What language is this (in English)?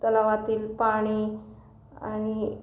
Marathi